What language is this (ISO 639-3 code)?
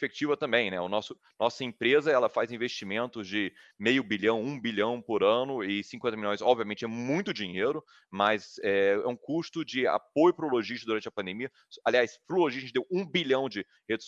por